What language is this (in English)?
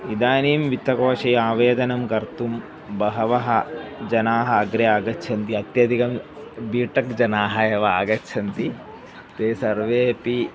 Sanskrit